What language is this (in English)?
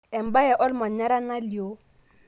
Masai